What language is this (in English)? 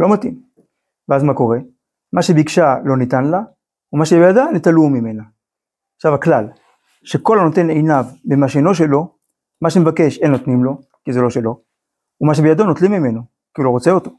Hebrew